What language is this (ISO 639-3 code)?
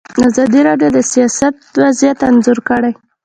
pus